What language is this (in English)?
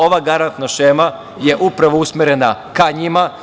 Serbian